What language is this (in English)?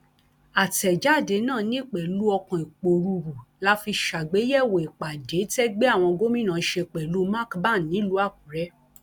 Yoruba